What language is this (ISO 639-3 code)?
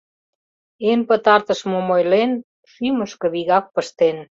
chm